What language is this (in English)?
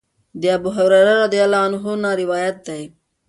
Pashto